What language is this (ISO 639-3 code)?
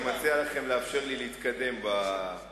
heb